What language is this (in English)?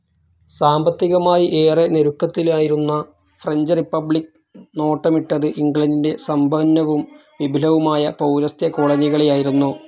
Malayalam